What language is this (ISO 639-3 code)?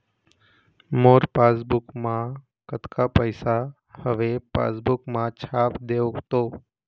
hne